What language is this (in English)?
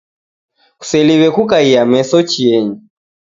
Taita